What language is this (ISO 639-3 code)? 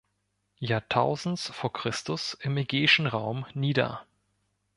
deu